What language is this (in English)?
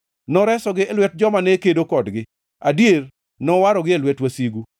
Luo (Kenya and Tanzania)